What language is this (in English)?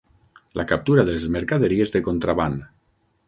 Catalan